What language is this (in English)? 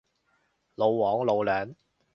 Cantonese